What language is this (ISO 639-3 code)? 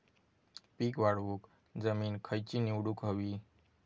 mar